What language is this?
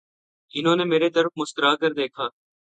Urdu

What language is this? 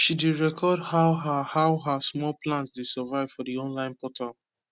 Nigerian Pidgin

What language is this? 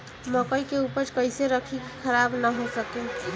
Bhojpuri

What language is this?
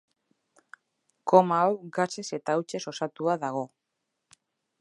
Basque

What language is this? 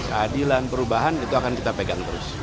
Indonesian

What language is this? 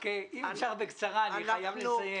Hebrew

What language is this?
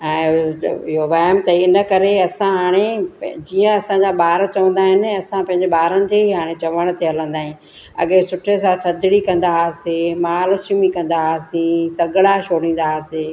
Sindhi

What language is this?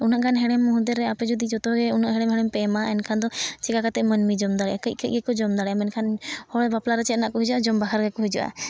Santali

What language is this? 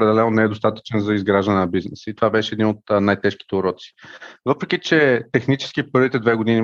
Bulgarian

